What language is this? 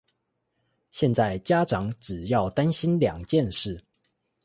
Chinese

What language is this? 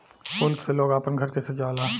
Bhojpuri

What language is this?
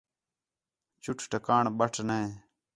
Khetrani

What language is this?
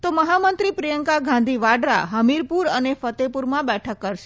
Gujarati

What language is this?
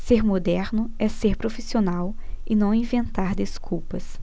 Portuguese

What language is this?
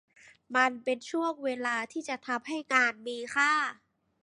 Thai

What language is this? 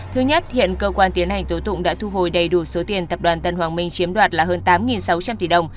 Vietnamese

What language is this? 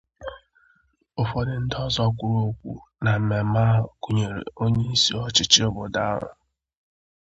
Igbo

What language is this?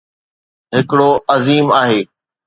Sindhi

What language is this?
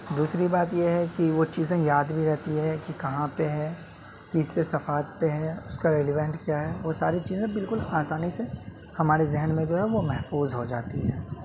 Urdu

